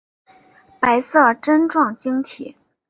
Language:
Chinese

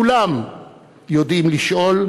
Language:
Hebrew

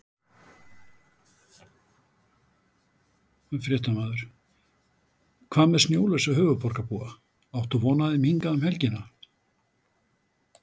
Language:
Icelandic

